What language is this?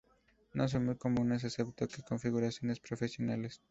Spanish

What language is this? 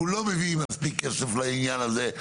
Hebrew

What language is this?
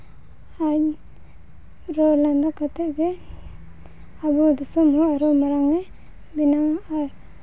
Santali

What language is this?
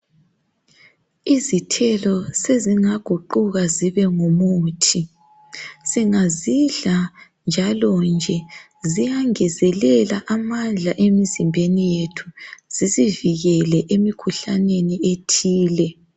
North Ndebele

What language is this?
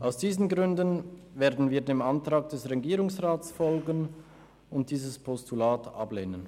Swiss German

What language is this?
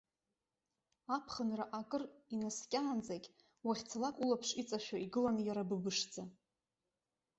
Abkhazian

